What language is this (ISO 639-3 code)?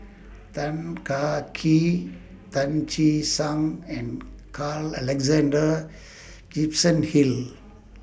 eng